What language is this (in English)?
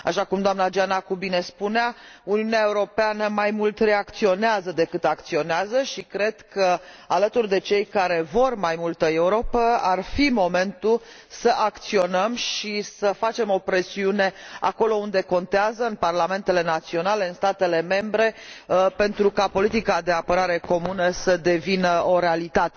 Romanian